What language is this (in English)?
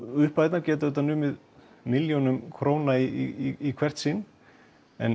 Icelandic